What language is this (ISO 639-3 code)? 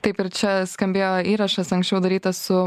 lit